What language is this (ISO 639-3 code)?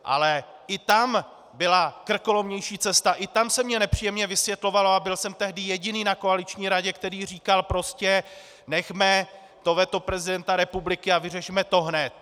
ces